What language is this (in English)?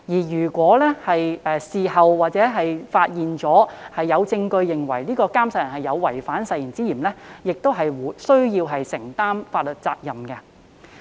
Cantonese